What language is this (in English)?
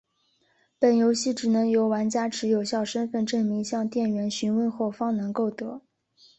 Chinese